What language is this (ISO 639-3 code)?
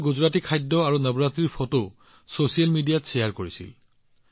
asm